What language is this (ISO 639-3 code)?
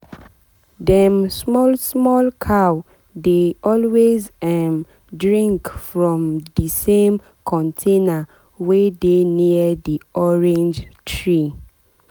pcm